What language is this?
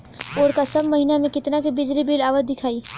Bhojpuri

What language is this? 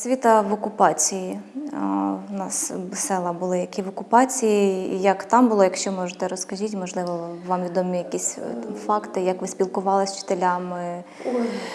Ukrainian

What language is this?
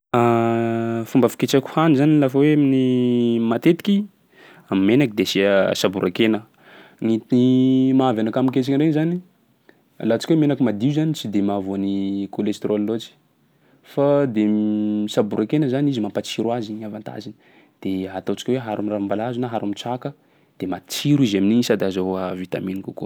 Sakalava Malagasy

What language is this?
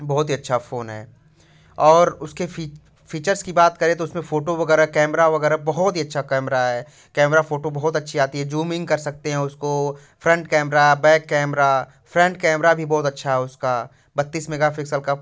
Hindi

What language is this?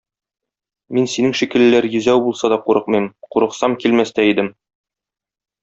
Tatar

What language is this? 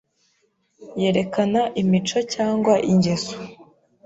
Kinyarwanda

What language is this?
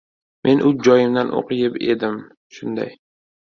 Uzbek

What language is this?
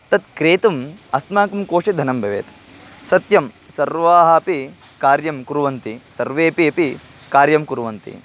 Sanskrit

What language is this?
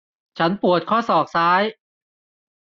Thai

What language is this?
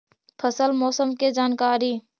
Magahi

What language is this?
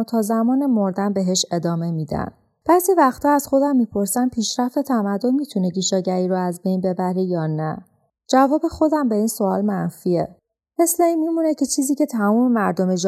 Persian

